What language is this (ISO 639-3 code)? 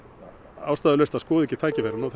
isl